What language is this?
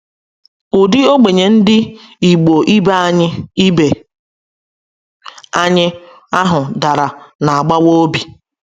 Igbo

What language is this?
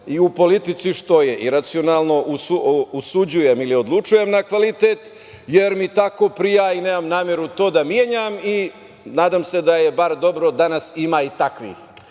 Serbian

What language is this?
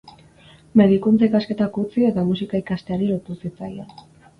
Basque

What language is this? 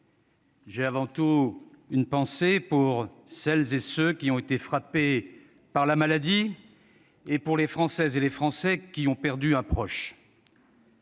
French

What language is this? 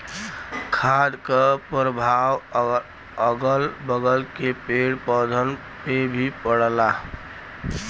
Bhojpuri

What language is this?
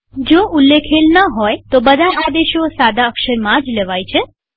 Gujarati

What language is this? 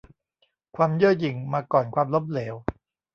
Thai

